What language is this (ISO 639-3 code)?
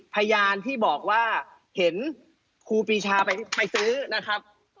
tha